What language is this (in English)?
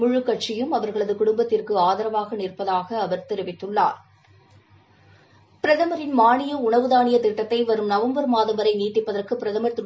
Tamil